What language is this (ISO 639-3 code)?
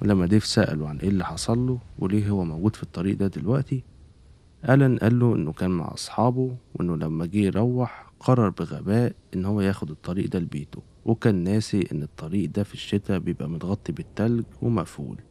ara